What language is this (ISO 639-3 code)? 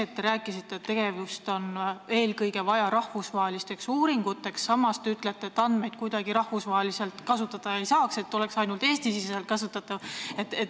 est